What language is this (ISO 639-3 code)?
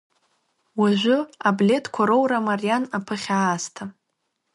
abk